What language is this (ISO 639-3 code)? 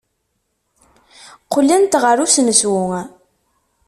kab